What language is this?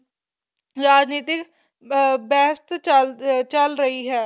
Punjabi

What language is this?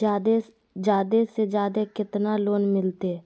Magahi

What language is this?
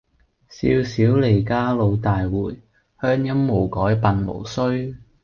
Cantonese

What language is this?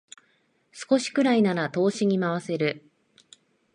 Japanese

